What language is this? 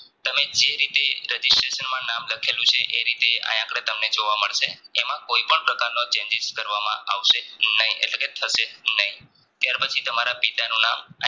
Gujarati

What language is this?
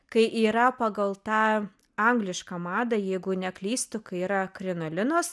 Lithuanian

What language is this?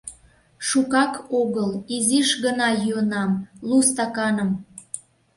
Mari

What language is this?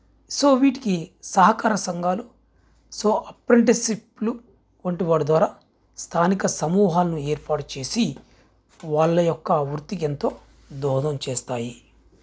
Telugu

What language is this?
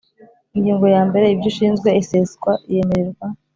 Kinyarwanda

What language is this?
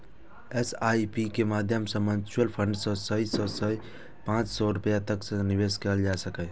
Maithili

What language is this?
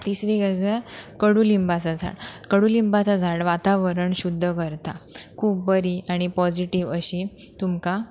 Konkani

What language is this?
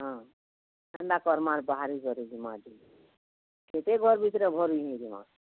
Odia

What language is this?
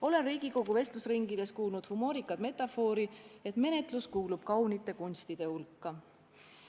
Estonian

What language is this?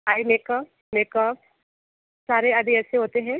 Hindi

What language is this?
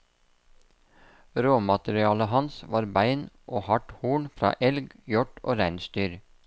Norwegian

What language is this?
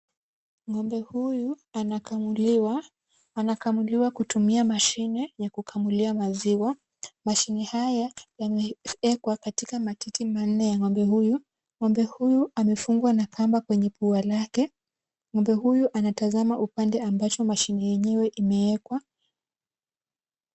Swahili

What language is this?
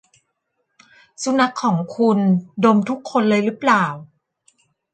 Thai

